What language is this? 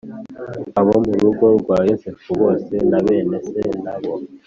Kinyarwanda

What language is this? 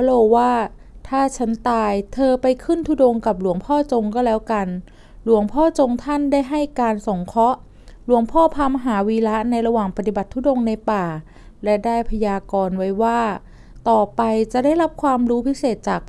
Thai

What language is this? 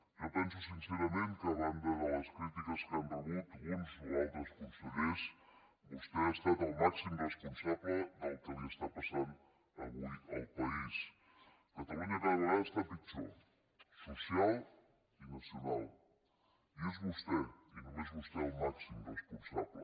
Catalan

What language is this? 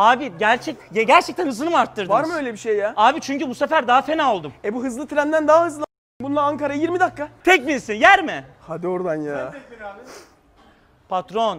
Turkish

